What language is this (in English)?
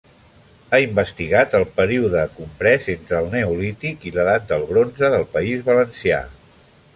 Catalan